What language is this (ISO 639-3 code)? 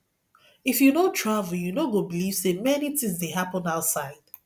pcm